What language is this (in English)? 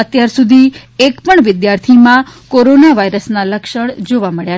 Gujarati